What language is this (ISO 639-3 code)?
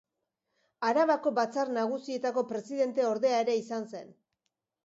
eus